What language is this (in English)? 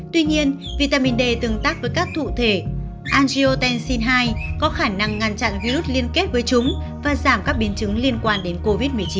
Vietnamese